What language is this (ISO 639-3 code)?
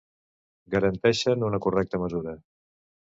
cat